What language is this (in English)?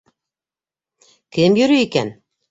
Bashkir